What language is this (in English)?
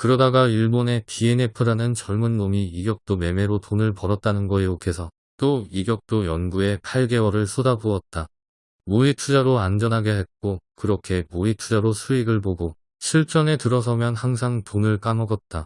Korean